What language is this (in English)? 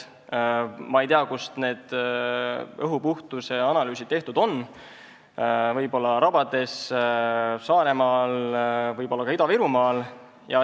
Estonian